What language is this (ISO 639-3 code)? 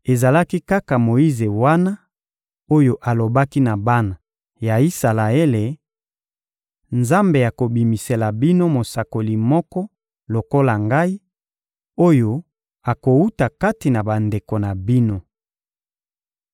lin